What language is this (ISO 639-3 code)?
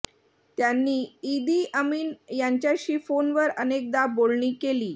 mar